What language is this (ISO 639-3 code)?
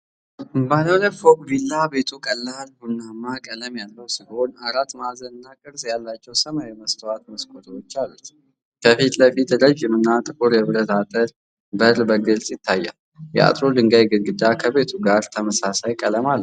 amh